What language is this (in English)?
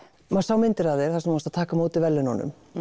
Icelandic